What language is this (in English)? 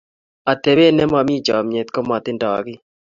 Kalenjin